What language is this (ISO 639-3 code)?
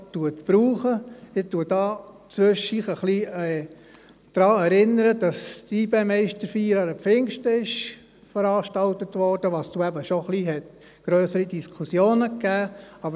gsw